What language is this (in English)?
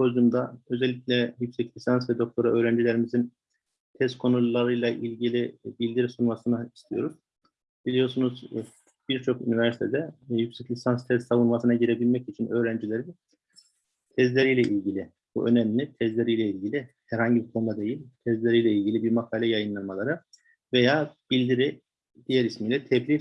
Turkish